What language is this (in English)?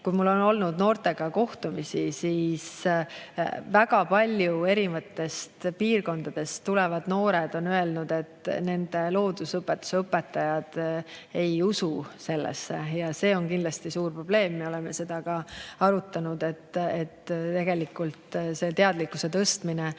Estonian